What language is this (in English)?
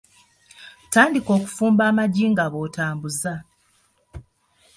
Ganda